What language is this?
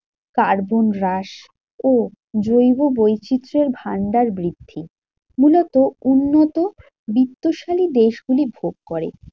Bangla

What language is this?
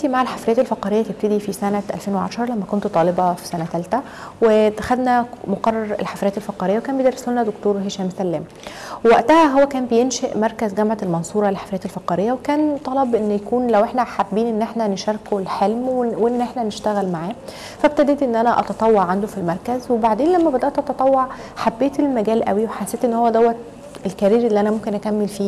Arabic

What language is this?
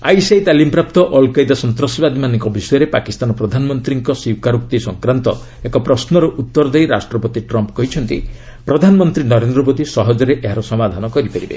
Odia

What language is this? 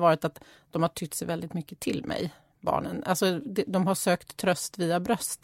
Swedish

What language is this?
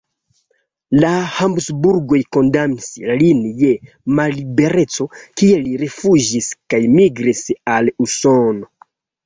Esperanto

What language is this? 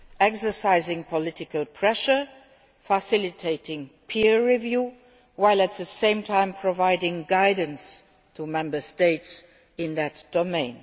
English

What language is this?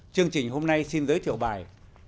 Vietnamese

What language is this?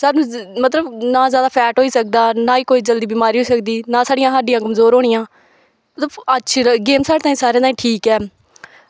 Dogri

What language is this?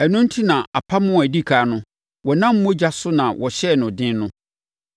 Akan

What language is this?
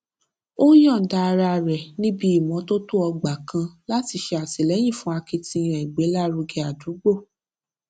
Yoruba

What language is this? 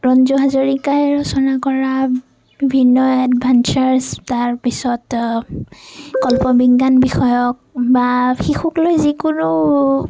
Assamese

